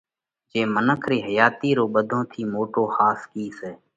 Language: Parkari Koli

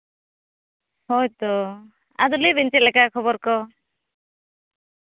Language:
Santali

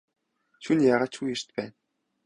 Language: Mongolian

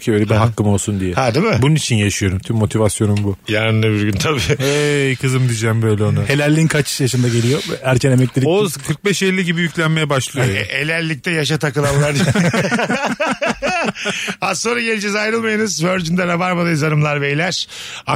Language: Turkish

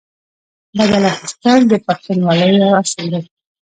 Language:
Pashto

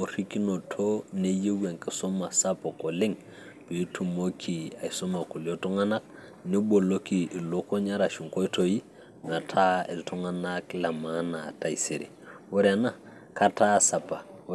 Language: Masai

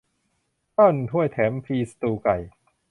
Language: Thai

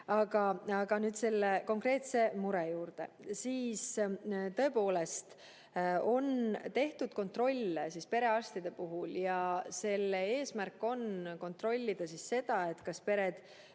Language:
Estonian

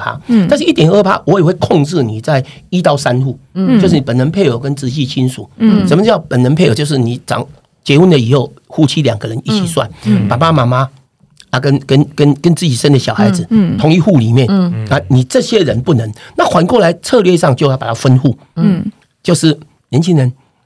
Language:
Chinese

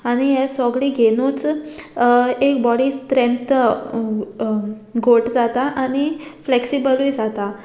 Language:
Konkani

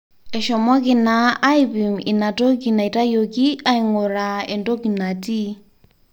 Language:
Masai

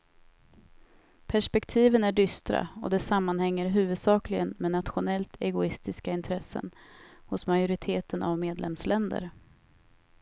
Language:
Swedish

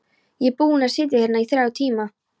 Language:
Icelandic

